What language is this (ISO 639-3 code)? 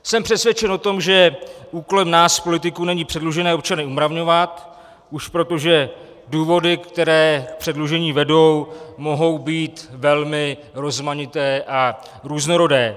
ces